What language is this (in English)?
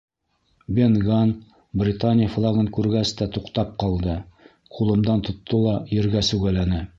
Bashkir